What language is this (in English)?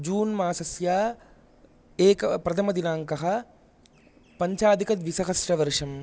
Sanskrit